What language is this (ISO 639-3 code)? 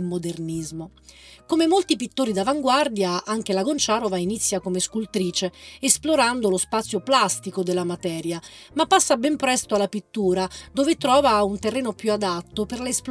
ita